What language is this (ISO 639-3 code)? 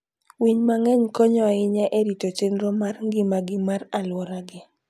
luo